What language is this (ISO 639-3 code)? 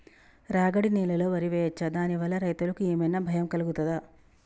tel